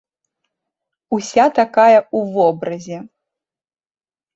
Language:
Belarusian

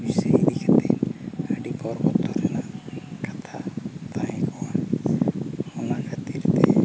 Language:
Santali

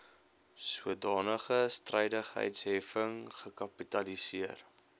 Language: Afrikaans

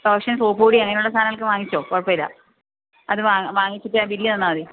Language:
Malayalam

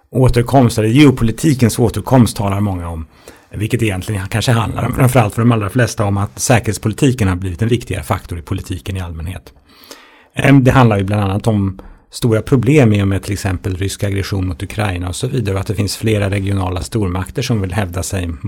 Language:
Swedish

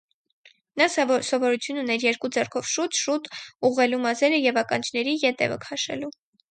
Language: Armenian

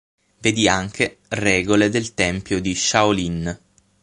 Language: Italian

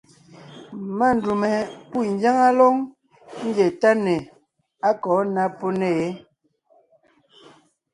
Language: Ngiemboon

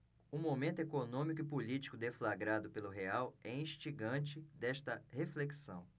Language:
Portuguese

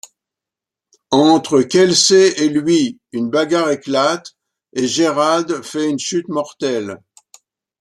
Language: French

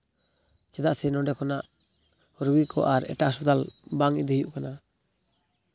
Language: Santali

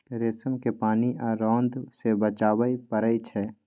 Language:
Maithili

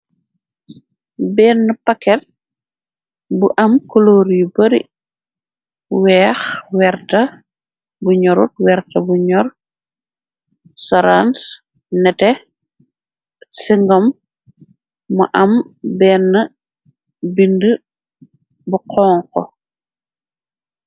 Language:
Wolof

